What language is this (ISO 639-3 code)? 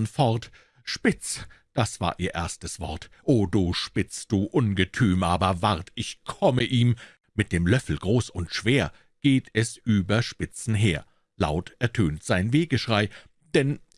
deu